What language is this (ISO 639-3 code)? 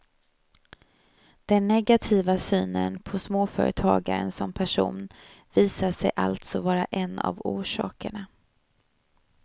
swe